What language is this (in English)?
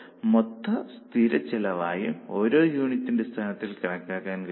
Malayalam